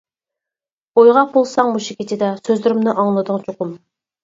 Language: Uyghur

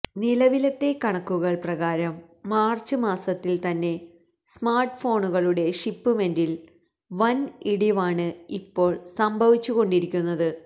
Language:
Malayalam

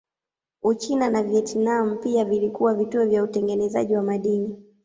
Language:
Swahili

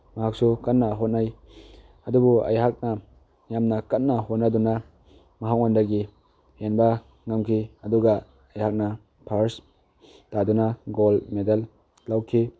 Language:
Manipuri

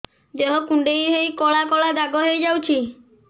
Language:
Odia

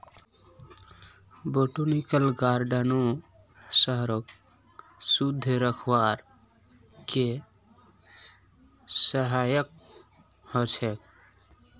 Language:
Magahi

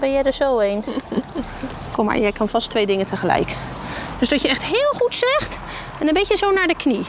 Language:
Dutch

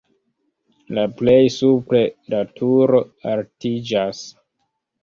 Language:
Esperanto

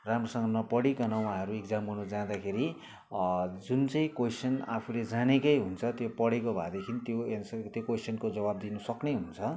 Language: Nepali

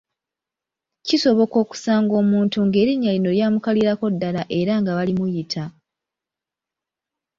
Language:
Ganda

